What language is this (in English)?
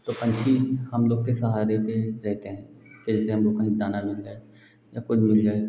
Hindi